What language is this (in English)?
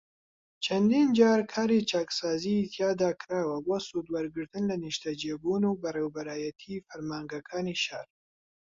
Central Kurdish